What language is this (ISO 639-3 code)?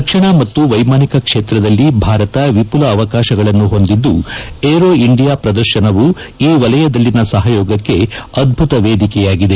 kan